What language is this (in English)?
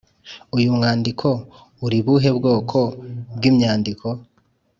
Kinyarwanda